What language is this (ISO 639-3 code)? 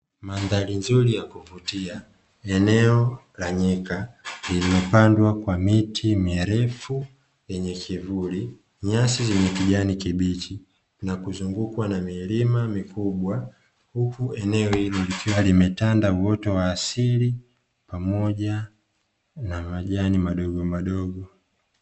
swa